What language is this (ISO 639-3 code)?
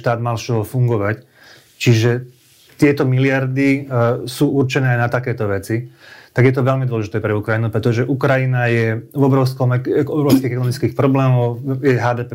slk